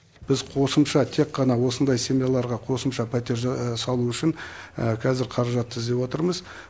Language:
Kazakh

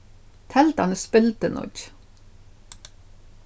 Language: Faroese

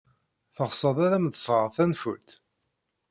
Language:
Kabyle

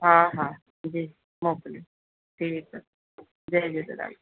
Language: Sindhi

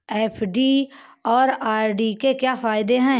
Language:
Hindi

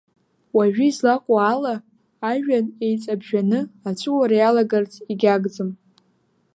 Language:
Abkhazian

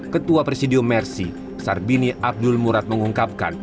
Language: Indonesian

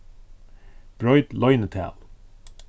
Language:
Faroese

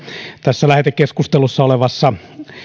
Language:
Finnish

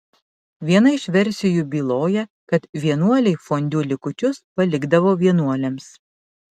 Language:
Lithuanian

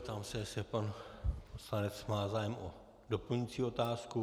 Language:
Czech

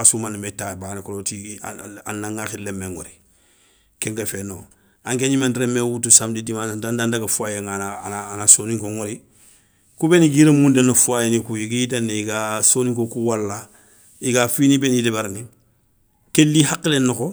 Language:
Soninke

